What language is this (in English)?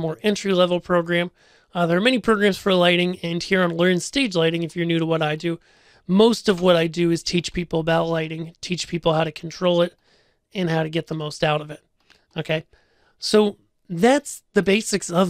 English